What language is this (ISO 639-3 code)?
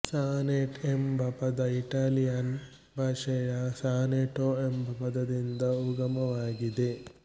kan